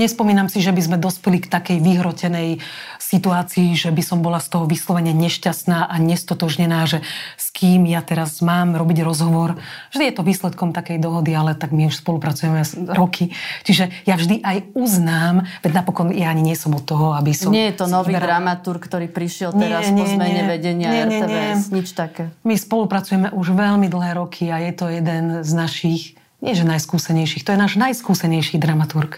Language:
Slovak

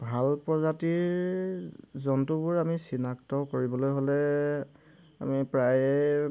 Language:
Assamese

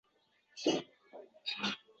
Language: Uzbek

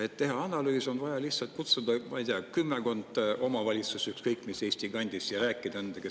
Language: Estonian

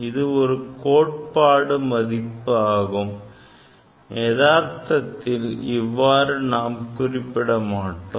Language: Tamil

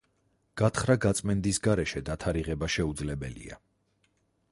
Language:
Georgian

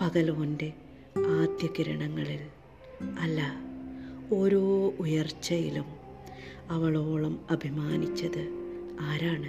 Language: Malayalam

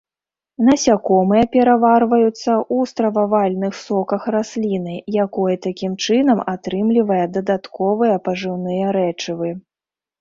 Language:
Belarusian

